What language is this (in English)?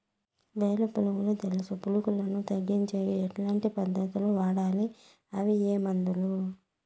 Telugu